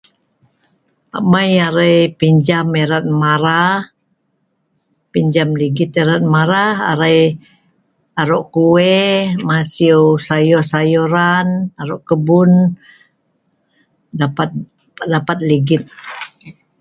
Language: Sa'ban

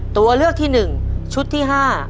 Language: Thai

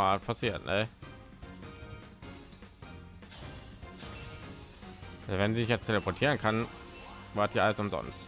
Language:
German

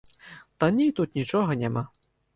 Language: Belarusian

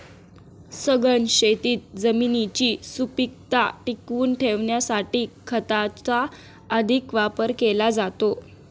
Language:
Marathi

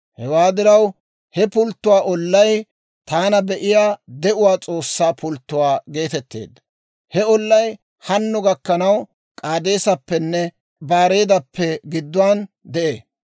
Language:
Dawro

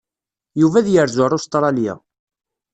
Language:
Kabyle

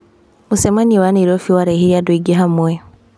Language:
Kikuyu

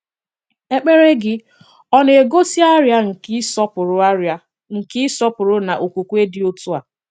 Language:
Igbo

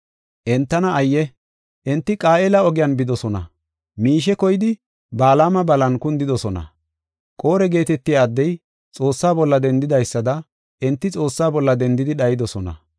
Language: Gofa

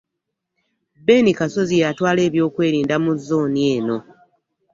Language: Ganda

